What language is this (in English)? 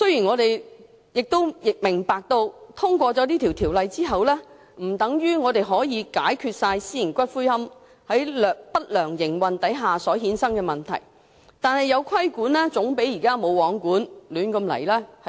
Cantonese